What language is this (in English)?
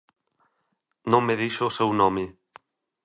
Galician